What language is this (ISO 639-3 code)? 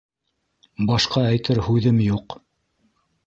bak